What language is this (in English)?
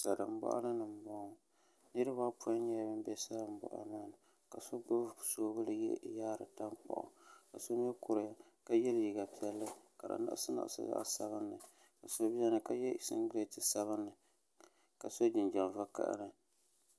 Dagbani